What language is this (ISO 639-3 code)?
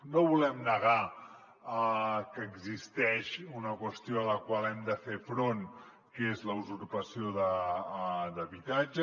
cat